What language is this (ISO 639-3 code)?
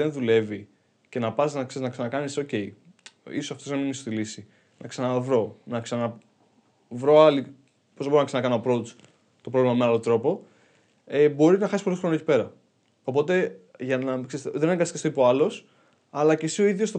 ell